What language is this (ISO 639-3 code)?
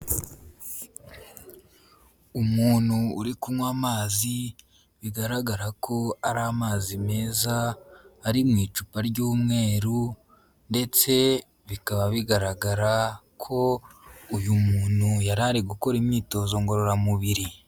kin